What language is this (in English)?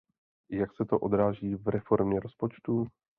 Czech